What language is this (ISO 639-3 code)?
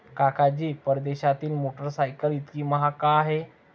mar